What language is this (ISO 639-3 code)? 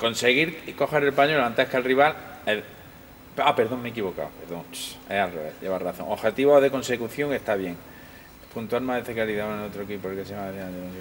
spa